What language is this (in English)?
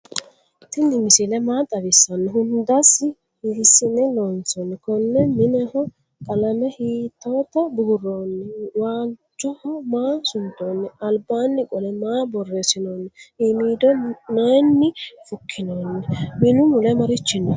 Sidamo